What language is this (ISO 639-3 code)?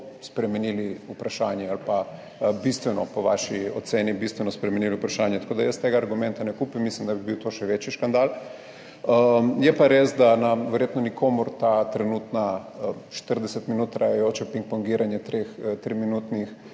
slv